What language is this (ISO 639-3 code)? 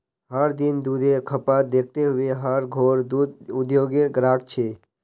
mag